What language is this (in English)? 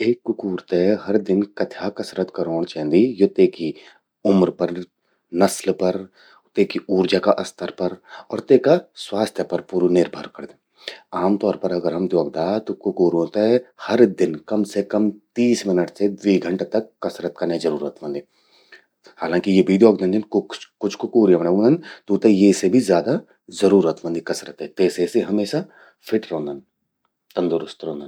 Garhwali